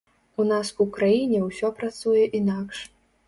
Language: Belarusian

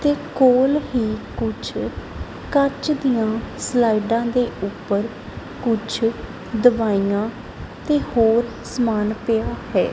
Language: Punjabi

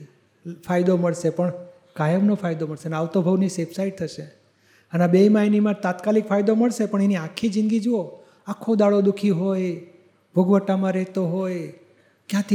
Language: Gujarati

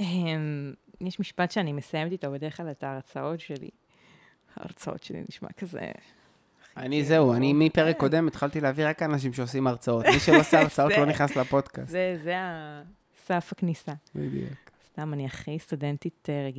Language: Hebrew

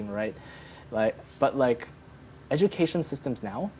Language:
Indonesian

